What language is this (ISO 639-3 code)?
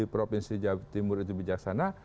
ind